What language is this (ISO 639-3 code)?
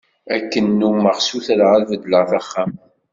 kab